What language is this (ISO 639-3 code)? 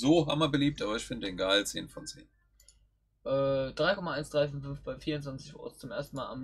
deu